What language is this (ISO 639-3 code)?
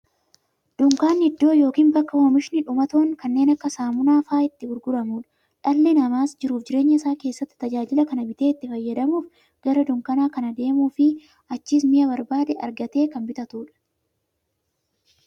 orm